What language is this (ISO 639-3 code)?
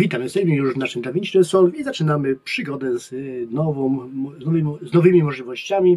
pol